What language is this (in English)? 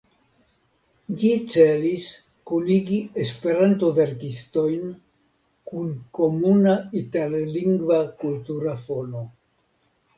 Esperanto